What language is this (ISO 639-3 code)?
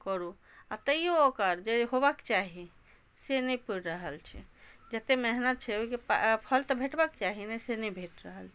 mai